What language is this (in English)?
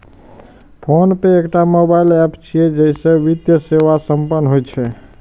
Maithili